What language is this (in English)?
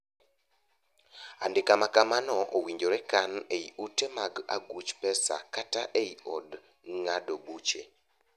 Luo (Kenya and Tanzania)